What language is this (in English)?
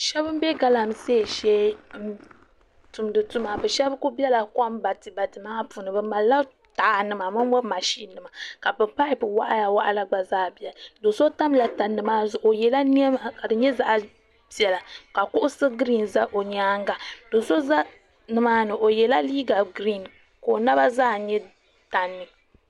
Dagbani